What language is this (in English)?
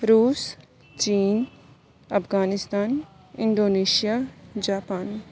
Urdu